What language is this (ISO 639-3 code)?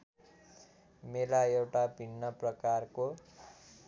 nep